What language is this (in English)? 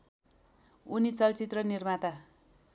Nepali